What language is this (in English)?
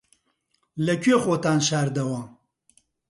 Central Kurdish